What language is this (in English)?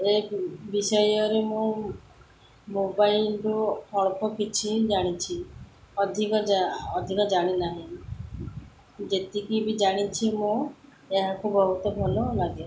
Odia